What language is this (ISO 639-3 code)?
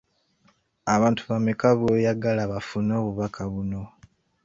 lug